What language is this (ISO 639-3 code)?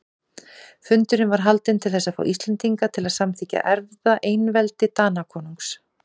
isl